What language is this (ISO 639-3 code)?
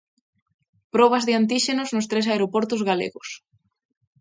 glg